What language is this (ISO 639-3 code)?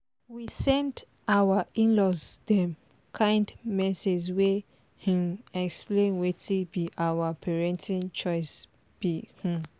pcm